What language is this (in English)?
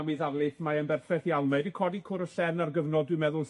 Welsh